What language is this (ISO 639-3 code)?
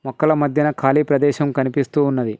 tel